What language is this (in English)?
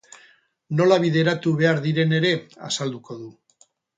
Basque